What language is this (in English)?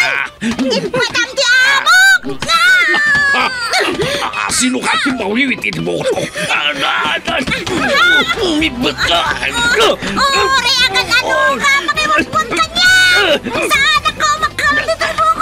Filipino